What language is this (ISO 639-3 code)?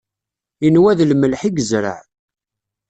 kab